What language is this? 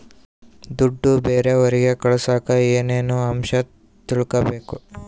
Kannada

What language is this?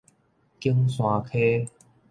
Min Nan Chinese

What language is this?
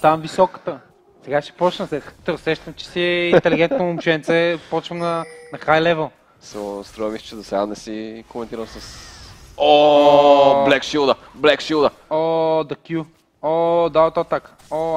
Bulgarian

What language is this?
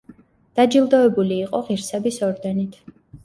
Georgian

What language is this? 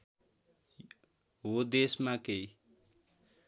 Nepali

